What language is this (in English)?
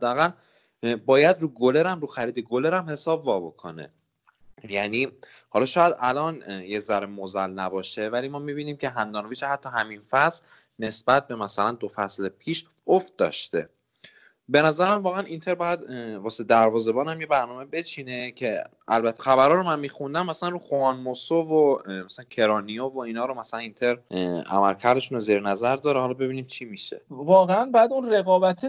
Persian